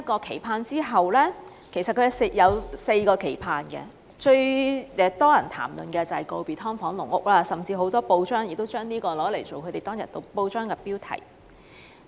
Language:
Cantonese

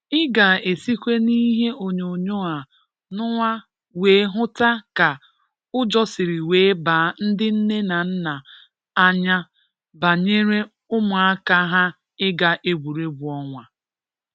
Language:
Igbo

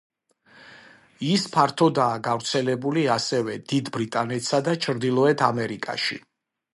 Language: Georgian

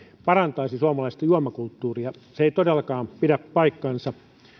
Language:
Finnish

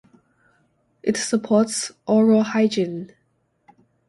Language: English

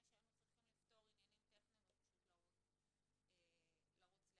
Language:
Hebrew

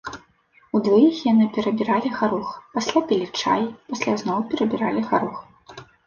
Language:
Belarusian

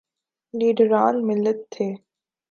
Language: Urdu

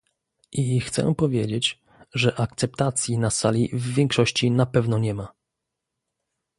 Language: Polish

